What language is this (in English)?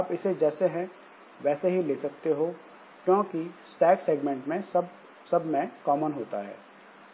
Hindi